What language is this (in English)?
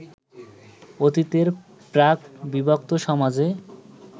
Bangla